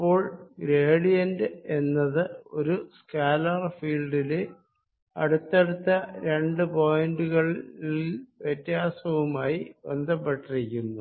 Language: Malayalam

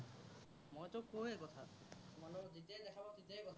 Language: Assamese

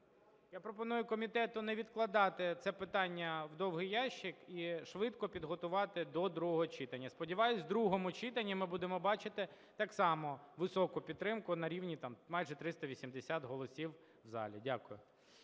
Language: Ukrainian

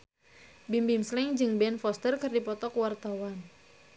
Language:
Sundanese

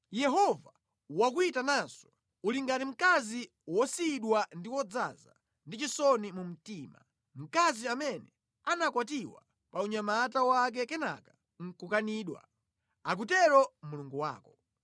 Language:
Nyanja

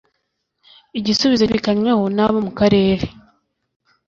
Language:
Kinyarwanda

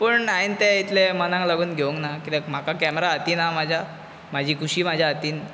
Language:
Konkani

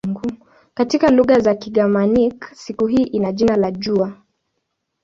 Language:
Swahili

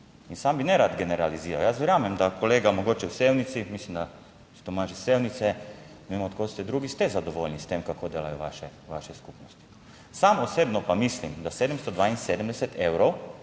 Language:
Slovenian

